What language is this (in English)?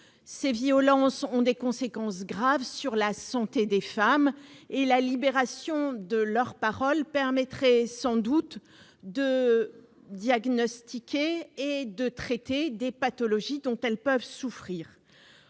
French